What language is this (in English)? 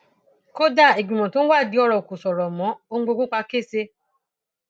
Yoruba